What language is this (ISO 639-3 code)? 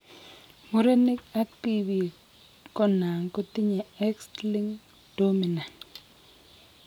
kln